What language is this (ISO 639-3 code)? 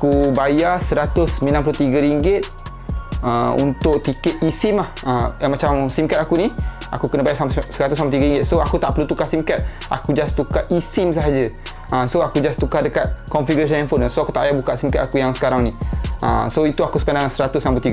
msa